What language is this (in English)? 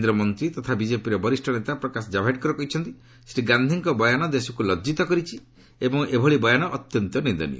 Odia